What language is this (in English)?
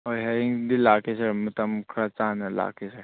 Manipuri